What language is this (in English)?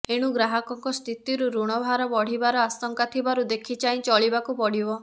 Odia